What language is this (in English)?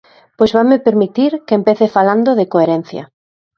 Galician